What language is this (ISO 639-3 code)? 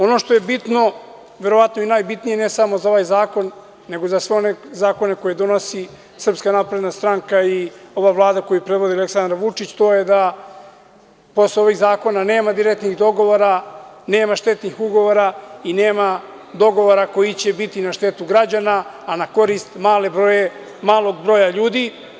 srp